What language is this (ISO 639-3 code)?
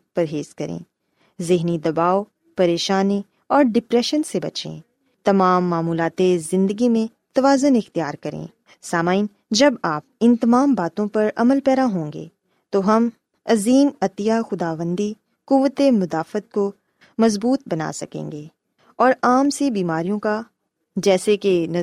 urd